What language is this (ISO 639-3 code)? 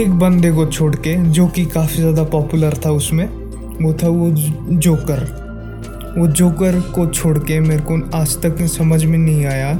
hin